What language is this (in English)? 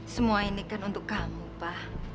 Indonesian